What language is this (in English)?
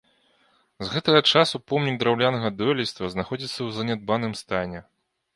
Belarusian